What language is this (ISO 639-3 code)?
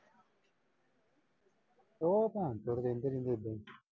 pan